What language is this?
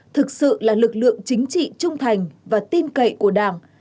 Vietnamese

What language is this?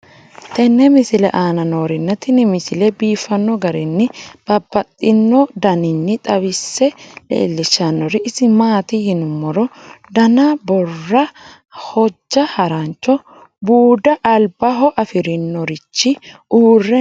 Sidamo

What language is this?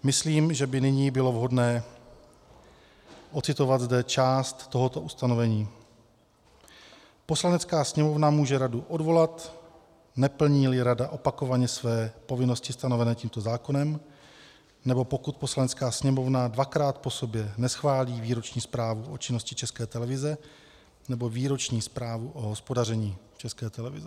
Czech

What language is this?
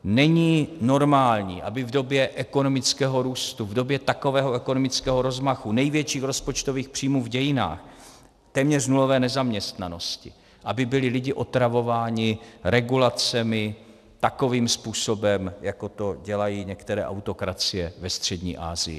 Czech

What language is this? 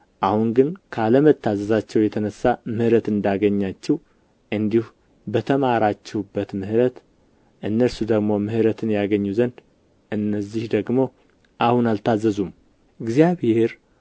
Amharic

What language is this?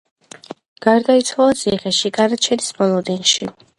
Georgian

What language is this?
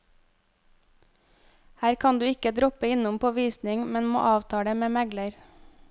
Norwegian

